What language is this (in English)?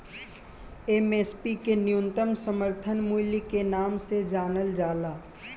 Bhojpuri